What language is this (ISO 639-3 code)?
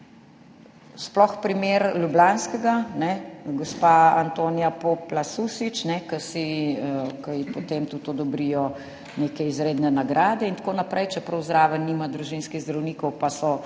slv